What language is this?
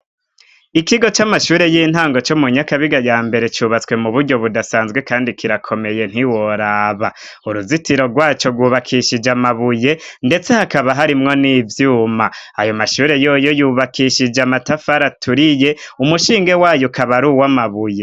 Rundi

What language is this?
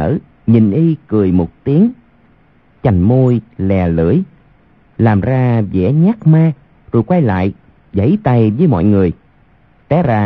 Vietnamese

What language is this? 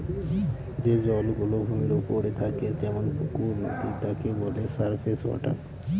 Bangla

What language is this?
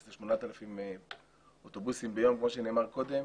Hebrew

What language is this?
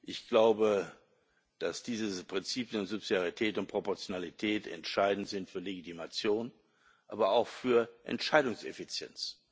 German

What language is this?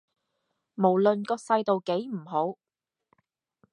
Cantonese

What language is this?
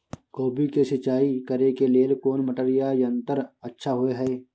Maithili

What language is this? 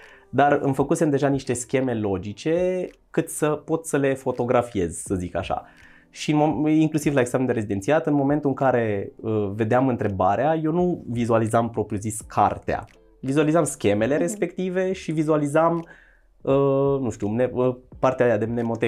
Romanian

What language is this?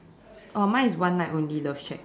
English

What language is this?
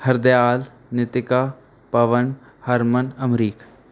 Punjabi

